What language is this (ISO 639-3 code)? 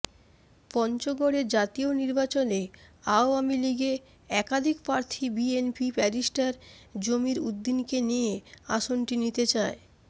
ben